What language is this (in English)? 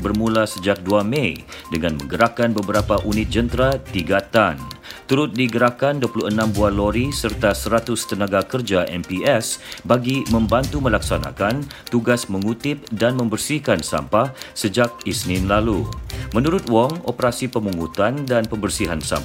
Malay